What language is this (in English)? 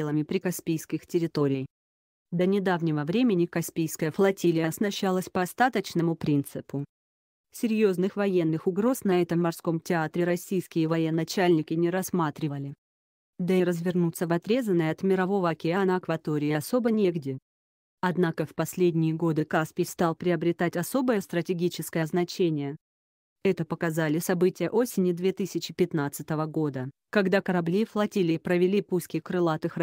Russian